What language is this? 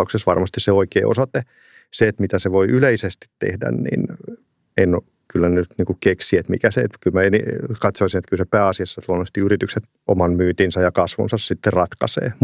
Finnish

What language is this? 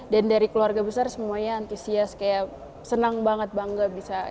Indonesian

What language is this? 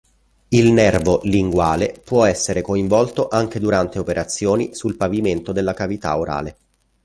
Italian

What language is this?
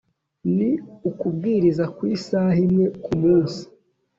Kinyarwanda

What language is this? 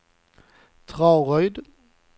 Swedish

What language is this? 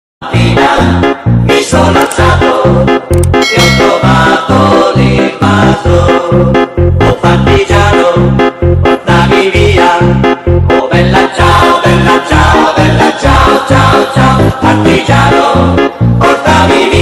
Thai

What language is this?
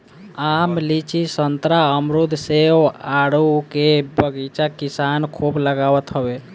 Bhojpuri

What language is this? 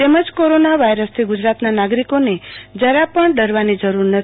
Gujarati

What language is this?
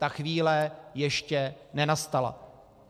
Czech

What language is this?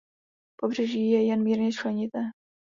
Czech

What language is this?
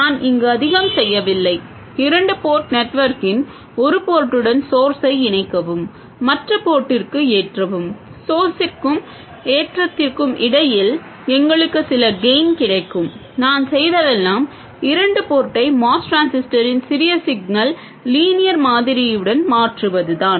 Tamil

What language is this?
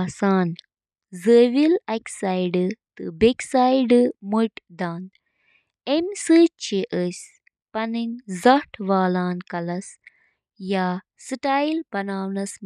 Kashmiri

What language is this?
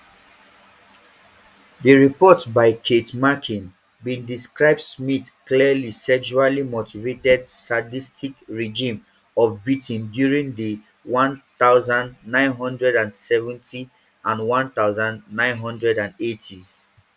Nigerian Pidgin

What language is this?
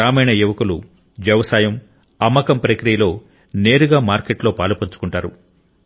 Telugu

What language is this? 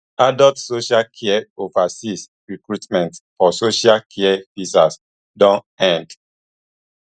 Nigerian Pidgin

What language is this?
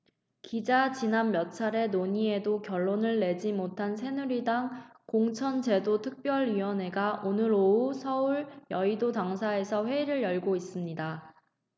Korean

